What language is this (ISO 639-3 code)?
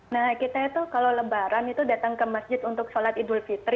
ind